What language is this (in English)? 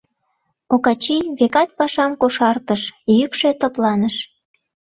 Mari